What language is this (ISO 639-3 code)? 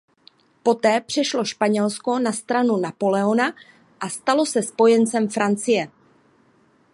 ces